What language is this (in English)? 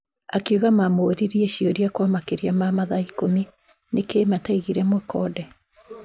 Kikuyu